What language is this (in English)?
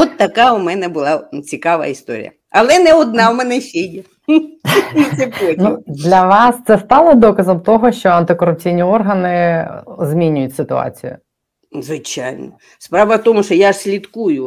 Ukrainian